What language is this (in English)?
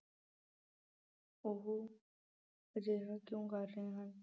Punjabi